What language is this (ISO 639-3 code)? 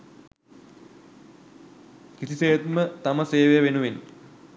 sin